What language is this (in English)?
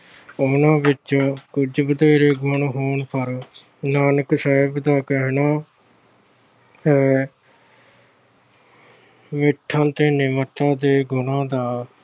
Punjabi